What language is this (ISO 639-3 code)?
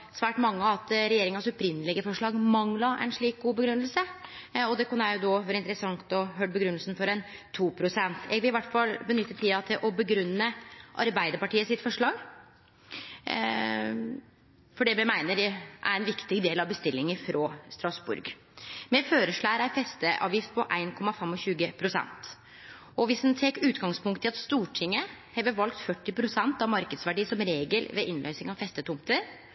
nno